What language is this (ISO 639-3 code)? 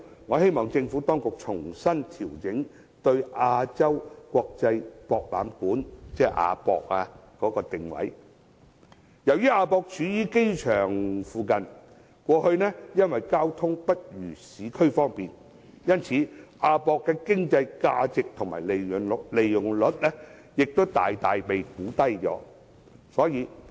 yue